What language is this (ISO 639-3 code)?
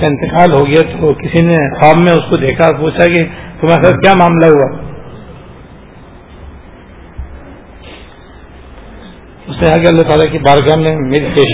urd